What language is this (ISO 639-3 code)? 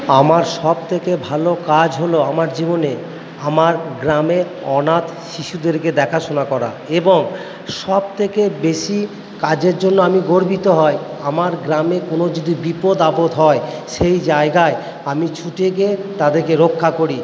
ben